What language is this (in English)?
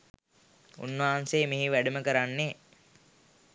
Sinhala